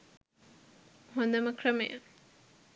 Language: Sinhala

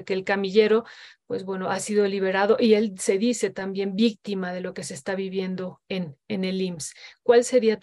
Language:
Spanish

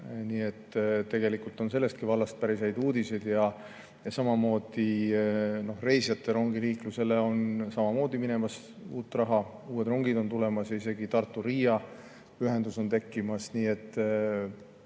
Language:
Estonian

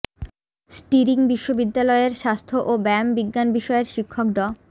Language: Bangla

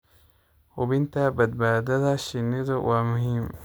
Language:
Somali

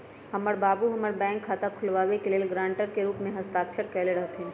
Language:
Magahi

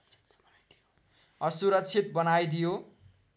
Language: Nepali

